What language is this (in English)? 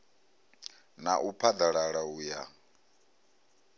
Venda